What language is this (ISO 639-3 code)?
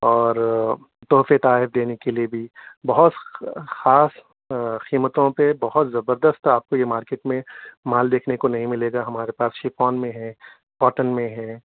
urd